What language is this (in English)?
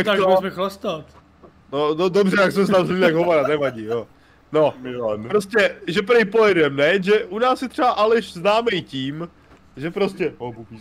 Czech